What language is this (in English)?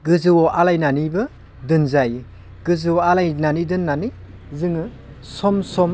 Bodo